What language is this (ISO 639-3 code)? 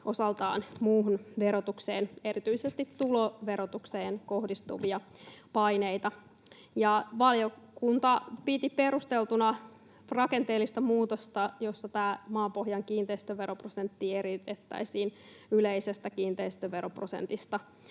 fin